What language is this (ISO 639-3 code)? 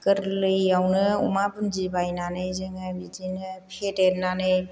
brx